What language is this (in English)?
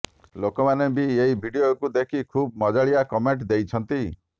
Odia